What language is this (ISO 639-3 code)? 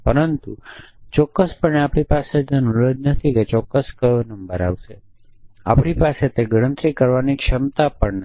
guj